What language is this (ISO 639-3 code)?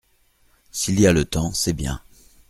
fra